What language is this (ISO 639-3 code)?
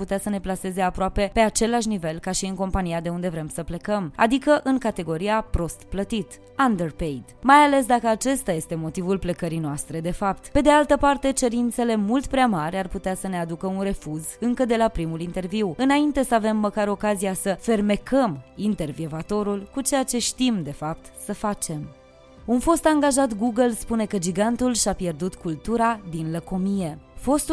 ron